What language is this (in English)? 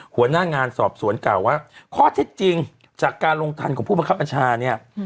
Thai